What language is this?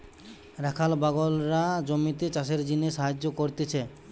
Bangla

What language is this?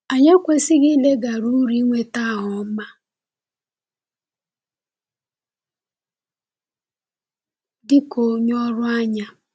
Igbo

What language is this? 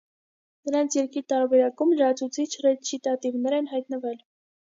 Armenian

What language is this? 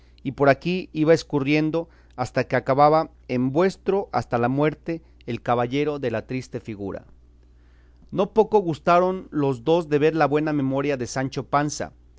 Spanish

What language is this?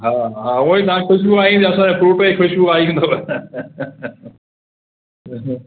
Sindhi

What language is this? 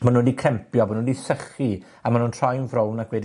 Welsh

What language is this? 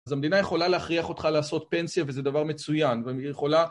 Hebrew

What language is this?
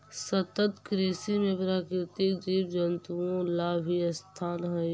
Magahi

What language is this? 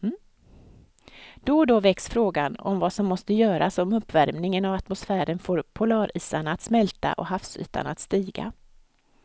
Swedish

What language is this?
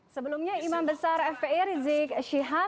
Indonesian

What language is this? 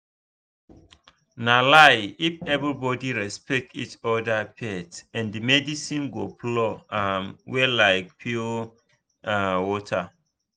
Nigerian Pidgin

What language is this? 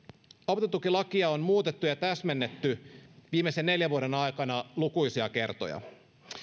Finnish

